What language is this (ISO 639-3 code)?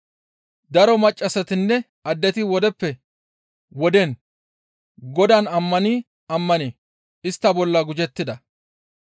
gmv